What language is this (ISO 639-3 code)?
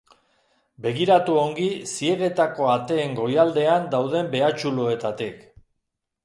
eus